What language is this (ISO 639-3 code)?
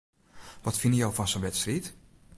fry